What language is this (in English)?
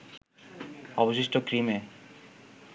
Bangla